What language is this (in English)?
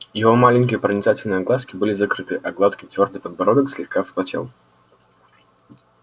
Russian